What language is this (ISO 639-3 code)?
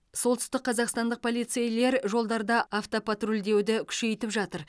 kaz